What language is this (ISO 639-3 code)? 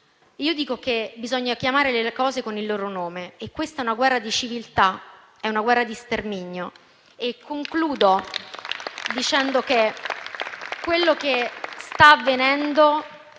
ita